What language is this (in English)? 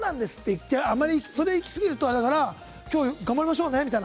Japanese